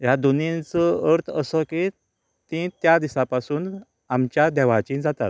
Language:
Konkani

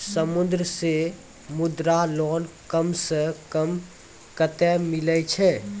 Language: Maithili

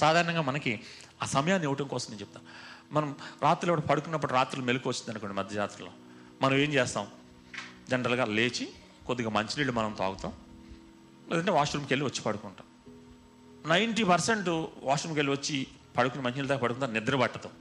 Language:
Telugu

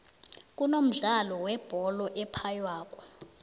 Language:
South Ndebele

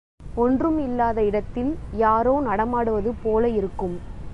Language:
Tamil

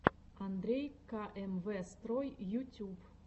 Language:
Russian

